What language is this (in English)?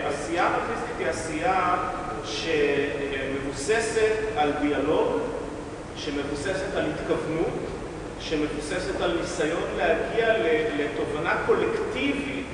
Hebrew